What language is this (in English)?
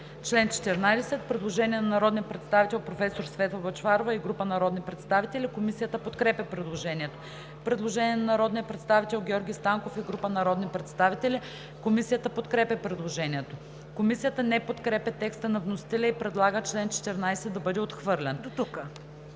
Bulgarian